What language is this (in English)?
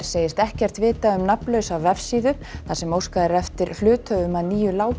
Icelandic